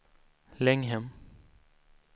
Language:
Swedish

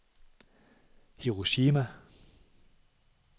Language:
Danish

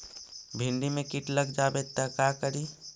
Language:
Magahi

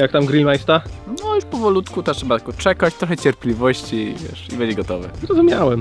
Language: Polish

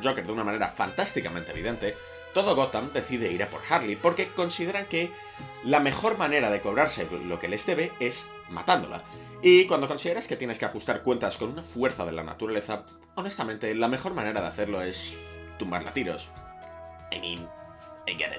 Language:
Spanish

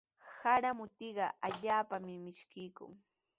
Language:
Sihuas Ancash Quechua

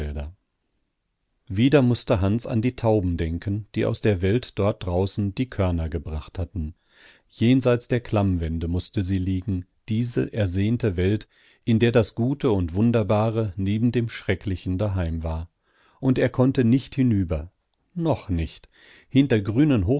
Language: German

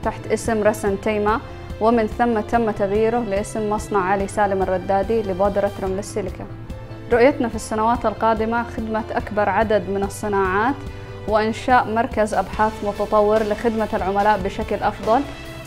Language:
Arabic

